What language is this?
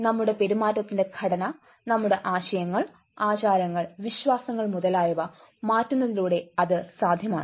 Malayalam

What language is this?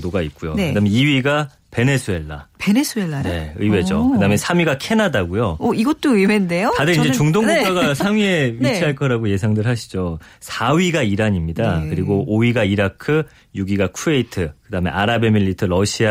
Korean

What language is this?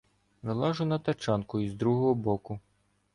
Ukrainian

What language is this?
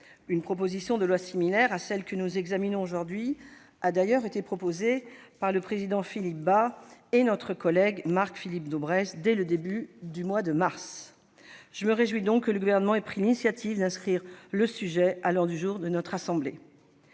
French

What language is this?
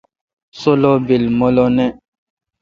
Kalkoti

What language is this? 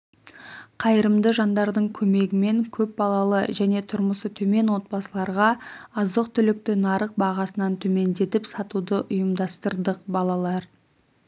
Kazakh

